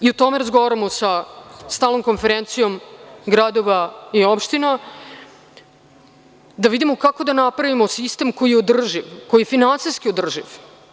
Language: Serbian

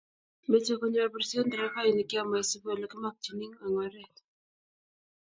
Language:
Kalenjin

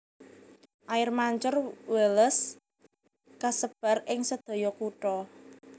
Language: Javanese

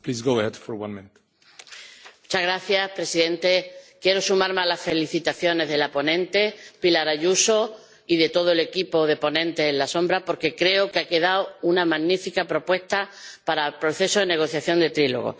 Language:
Spanish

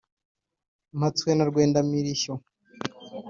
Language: Kinyarwanda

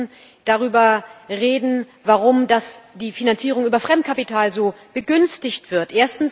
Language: German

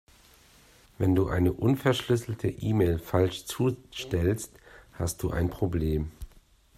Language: German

